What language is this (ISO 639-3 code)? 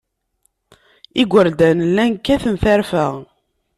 kab